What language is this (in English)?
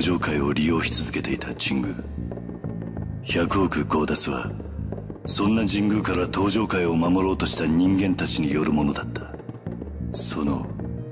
Japanese